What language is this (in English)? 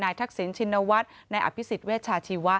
Thai